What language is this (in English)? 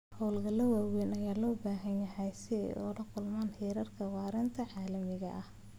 Somali